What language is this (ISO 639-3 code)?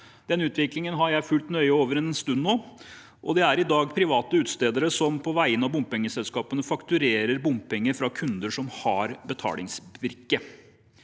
nor